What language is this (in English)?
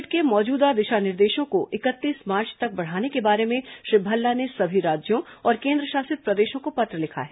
Hindi